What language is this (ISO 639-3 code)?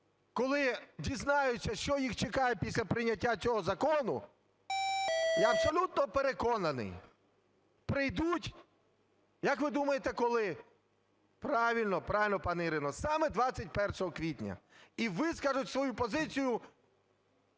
ukr